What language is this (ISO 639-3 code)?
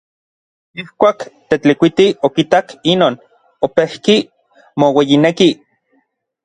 nlv